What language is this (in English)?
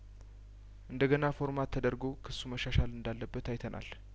Amharic